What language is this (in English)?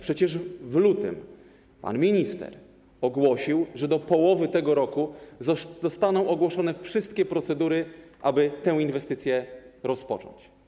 Polish